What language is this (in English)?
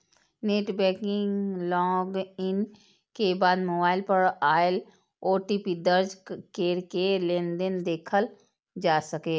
Maithili